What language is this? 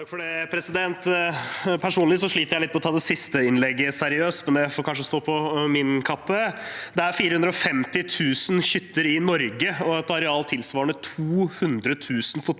Norwegian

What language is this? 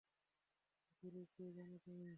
Bangla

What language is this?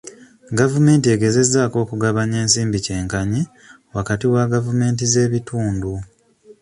Ganda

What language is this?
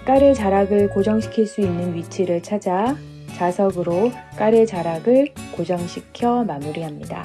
Korean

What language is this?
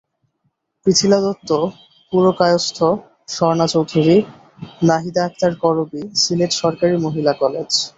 Bangla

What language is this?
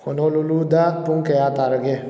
Manipuri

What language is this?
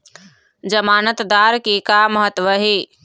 Chhattisgarhi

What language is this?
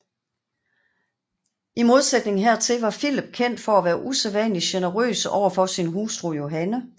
Danish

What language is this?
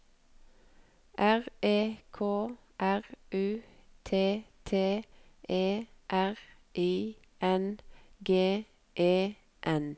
Norwegian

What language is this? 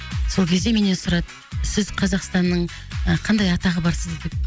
Kazakh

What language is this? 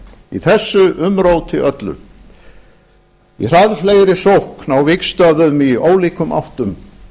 Icelandic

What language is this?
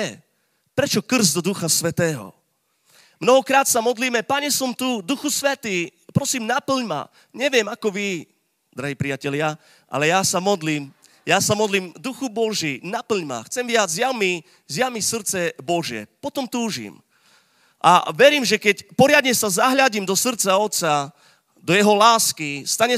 Slovak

